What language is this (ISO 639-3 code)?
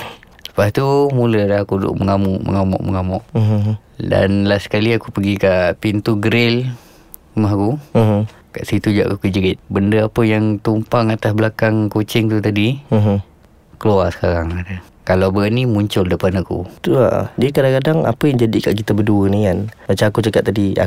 msa